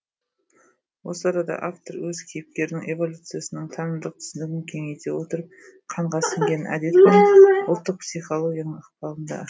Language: Kazakh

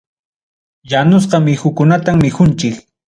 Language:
Ayacucho Quechua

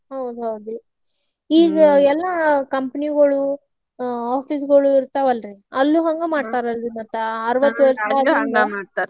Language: Kannada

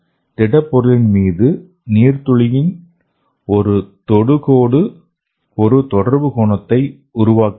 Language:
Tamil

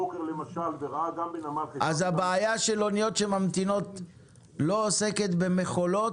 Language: Hebrew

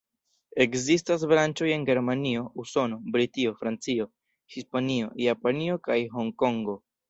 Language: Esperanto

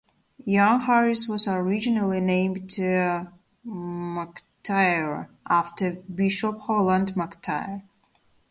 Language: English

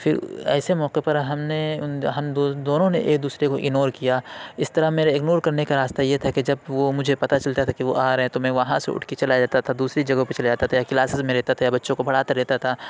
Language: Urdu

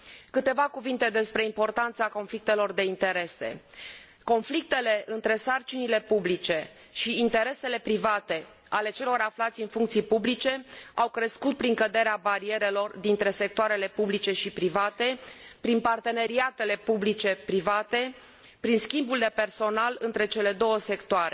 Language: Romanian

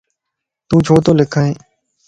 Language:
Lasi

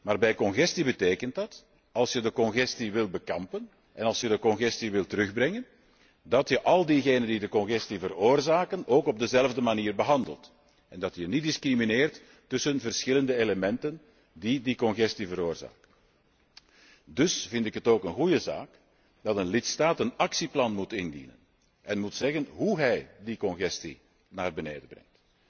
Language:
Dutch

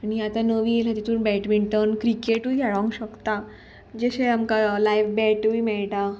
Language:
Konkani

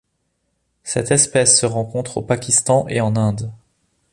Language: French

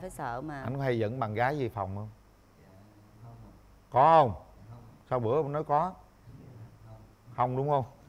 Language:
Vietnamese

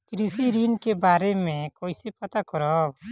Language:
Bhojpuri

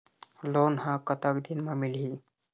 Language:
Chhattisgarhi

